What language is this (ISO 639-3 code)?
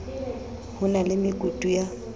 sot